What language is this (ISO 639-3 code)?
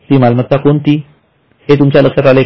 mar